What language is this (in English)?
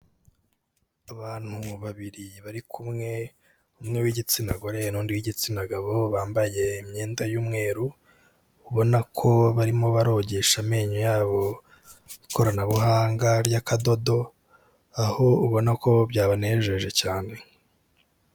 Kinyarwanda